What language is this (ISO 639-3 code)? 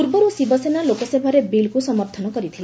ori